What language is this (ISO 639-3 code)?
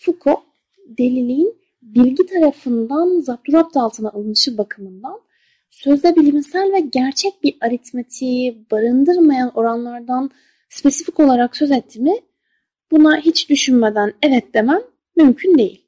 tur